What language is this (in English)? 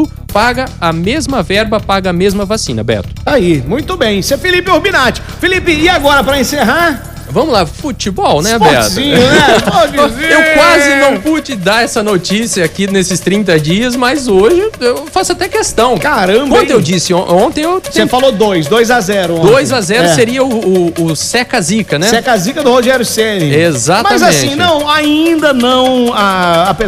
Portuguese